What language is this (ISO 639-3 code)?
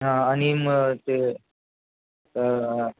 mar